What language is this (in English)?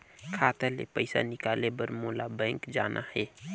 Chhattisgarhi